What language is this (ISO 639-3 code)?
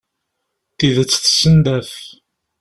kab